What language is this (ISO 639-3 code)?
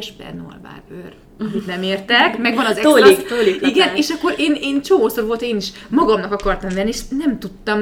hun